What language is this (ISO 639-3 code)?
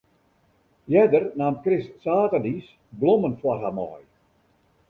fry